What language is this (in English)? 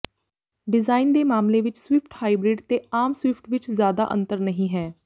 Punjabi